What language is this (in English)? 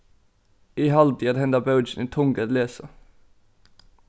Faroese